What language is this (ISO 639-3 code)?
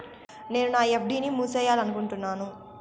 tel